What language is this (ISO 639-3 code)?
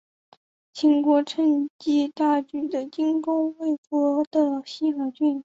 zho